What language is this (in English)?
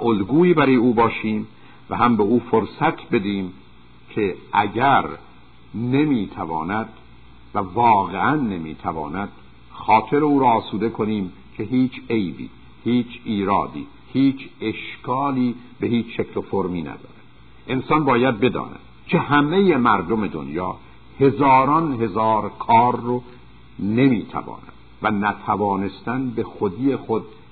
Persian